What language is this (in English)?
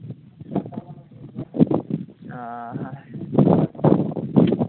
Santali